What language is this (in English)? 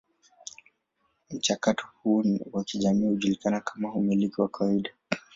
Swahili